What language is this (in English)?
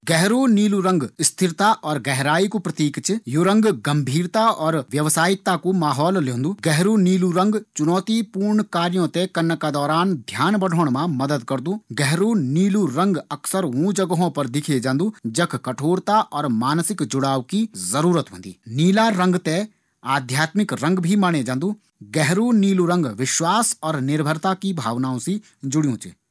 Garhwali